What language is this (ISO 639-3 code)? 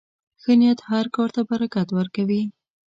pus